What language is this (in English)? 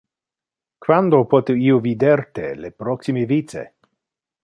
Interlingua